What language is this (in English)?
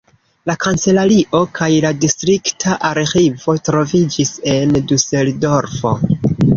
Esperanto